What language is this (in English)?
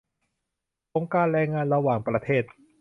Thai